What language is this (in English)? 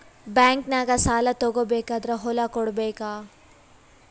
Kannada